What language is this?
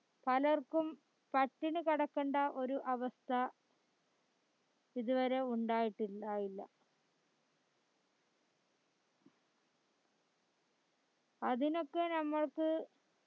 Malayalam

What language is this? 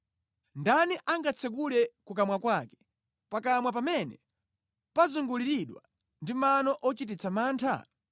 Nyanja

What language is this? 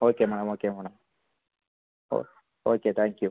Tamil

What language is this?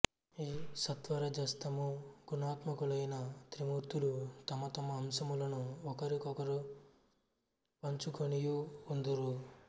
Telugu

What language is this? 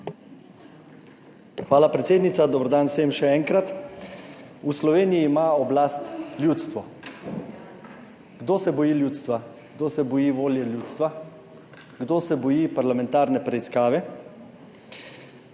Slovenian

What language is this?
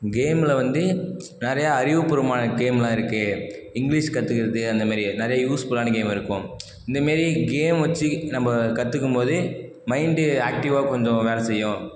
Tamil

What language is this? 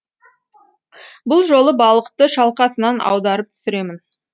Kazakh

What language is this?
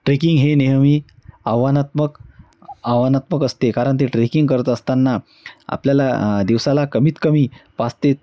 Marathi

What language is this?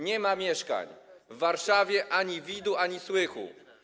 Polish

